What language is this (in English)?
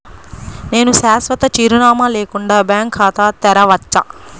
Telugu